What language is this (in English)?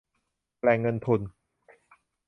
Thai